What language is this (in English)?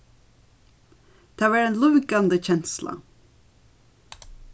Faroese